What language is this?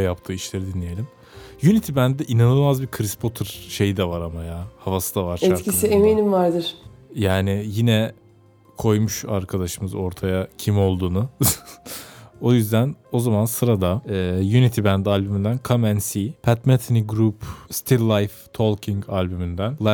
Turkish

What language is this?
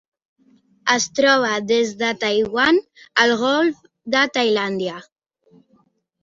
Catalan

